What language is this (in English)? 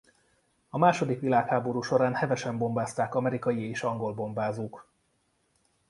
Hungarian